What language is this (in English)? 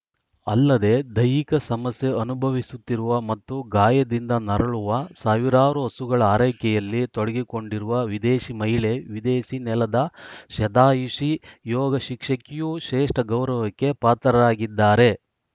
Kannada